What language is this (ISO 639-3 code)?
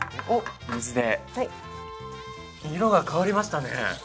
jpn